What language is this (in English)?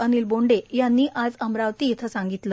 Marathi